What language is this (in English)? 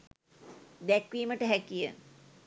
Sinhala